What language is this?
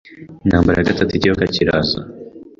Kinyarwanda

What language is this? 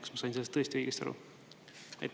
Estonian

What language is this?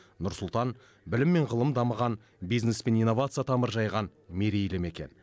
Kazakh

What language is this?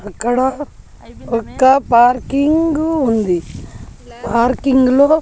Telugu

